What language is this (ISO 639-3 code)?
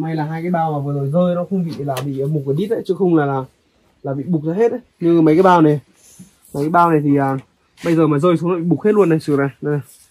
vie